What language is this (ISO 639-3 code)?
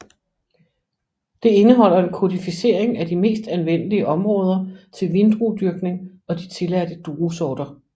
dan